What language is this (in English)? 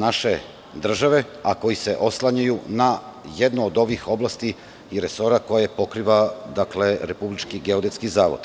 Serbian